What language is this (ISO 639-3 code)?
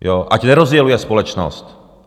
ces